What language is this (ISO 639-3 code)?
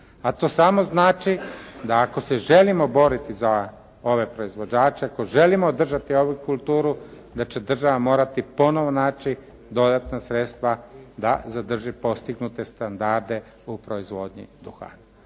hrv